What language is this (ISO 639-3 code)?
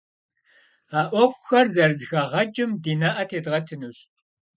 kbd